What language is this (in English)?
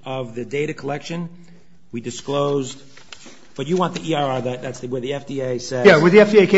English